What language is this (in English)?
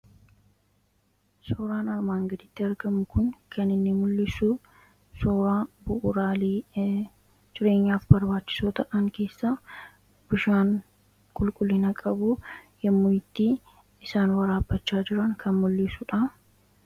Oromo